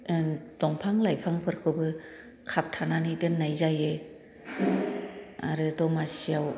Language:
Bodo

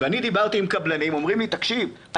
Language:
Hebrew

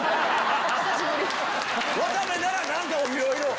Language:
Japanese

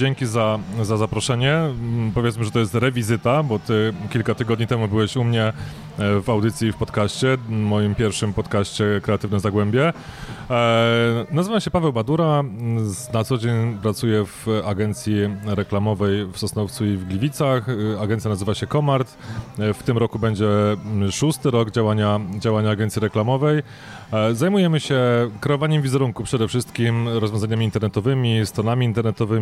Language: Polish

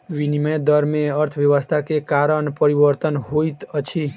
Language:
Maithili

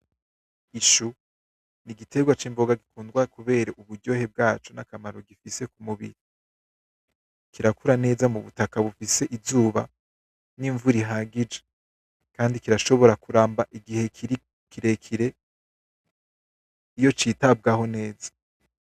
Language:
Rundi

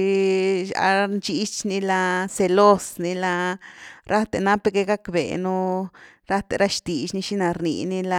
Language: Güilá Zapotec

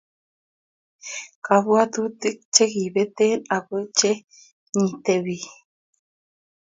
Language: Kalenjin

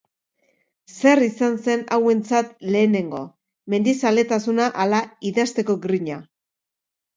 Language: Basque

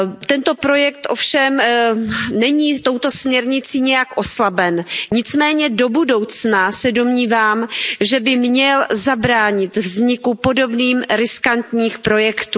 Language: Czech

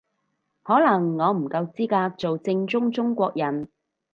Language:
Cantonese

